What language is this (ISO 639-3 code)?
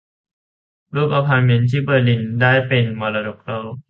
tha